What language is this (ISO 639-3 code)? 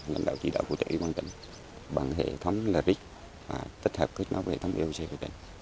vie